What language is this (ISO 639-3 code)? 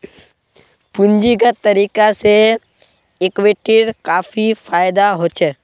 mag